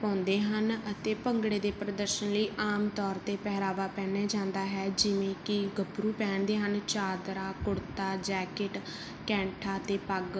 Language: Punjabi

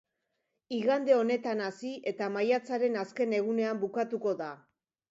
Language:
Basque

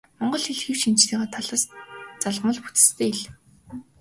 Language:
Mongolian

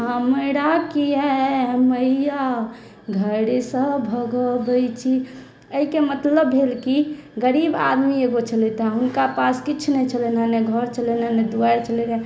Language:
Maithili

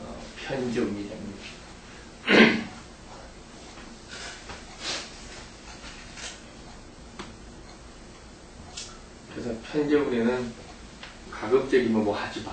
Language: Korean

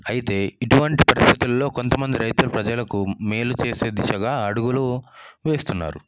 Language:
Telugu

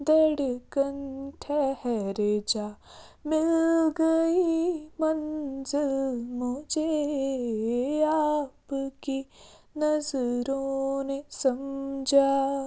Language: Kashmiri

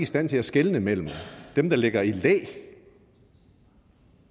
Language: Danish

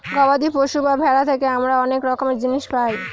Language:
Bangla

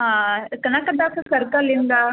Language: Kannada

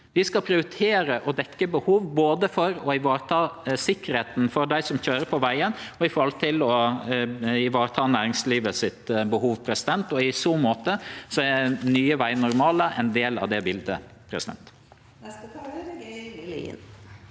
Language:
Norwegian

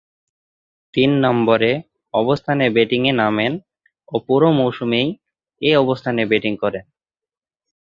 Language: Bangla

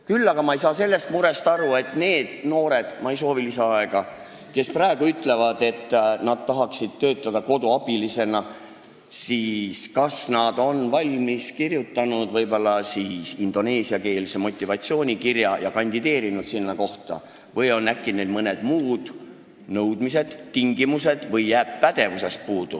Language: Estonian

